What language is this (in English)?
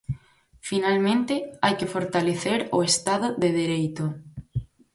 Galician